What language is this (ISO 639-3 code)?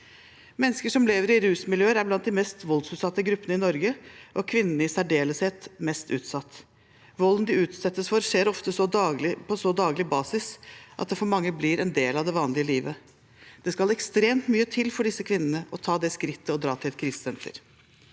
nor